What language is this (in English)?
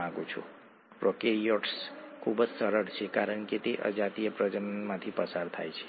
Gujarati